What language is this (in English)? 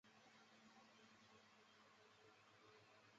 Chinese